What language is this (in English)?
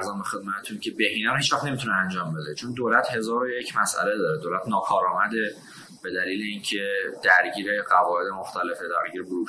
Persian